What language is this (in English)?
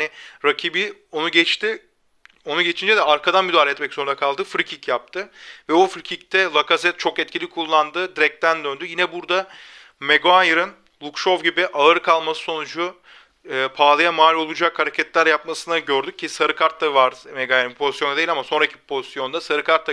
Turkish